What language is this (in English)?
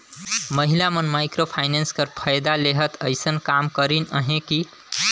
Chhattisgarhi